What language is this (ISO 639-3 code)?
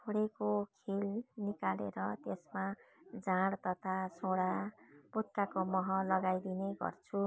nep